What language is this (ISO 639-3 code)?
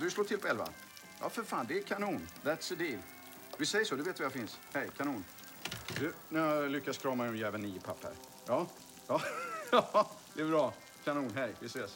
swe